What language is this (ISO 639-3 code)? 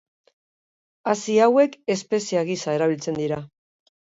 eus